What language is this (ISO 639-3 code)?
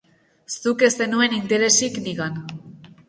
eus